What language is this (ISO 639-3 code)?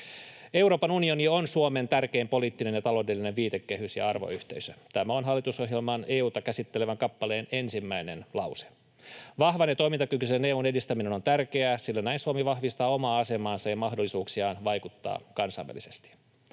fin